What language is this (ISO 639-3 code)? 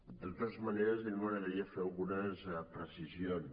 cat